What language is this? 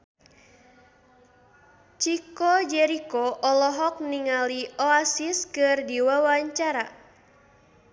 Sundanese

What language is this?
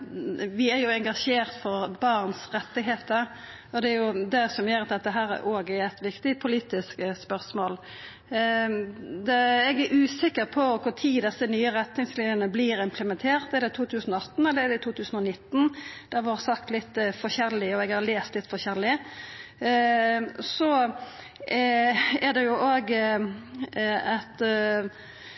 Norwegian Nynorsk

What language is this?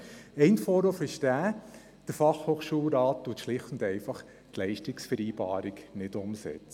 Swiss German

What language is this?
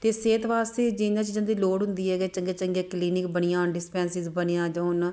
Punjabi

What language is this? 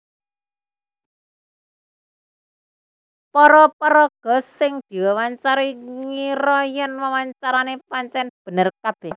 Javanese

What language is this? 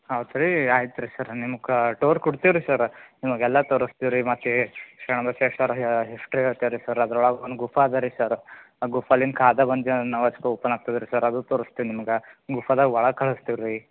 Kannada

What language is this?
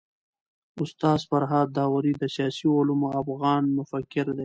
Pashto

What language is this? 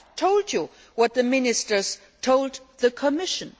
English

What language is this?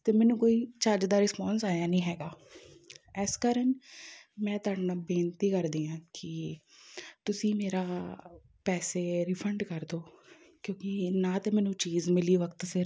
Punjabi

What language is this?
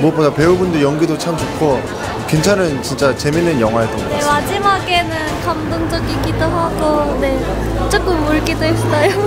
Korean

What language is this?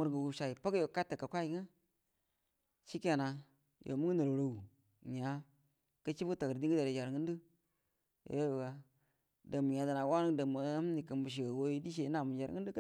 Buduma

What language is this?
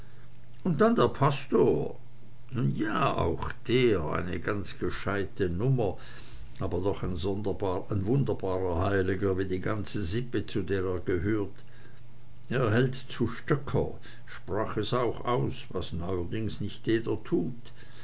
German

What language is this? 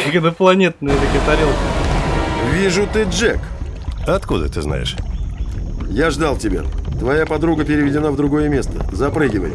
Russian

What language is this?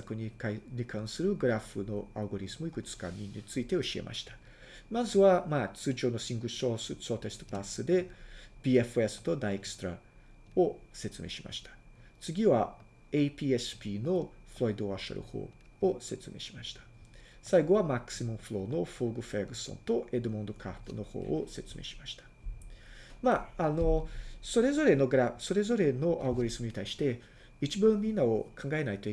Japanese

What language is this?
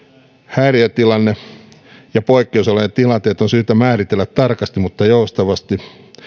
Finnish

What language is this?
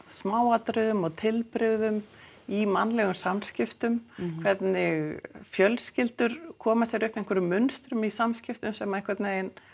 Icelandic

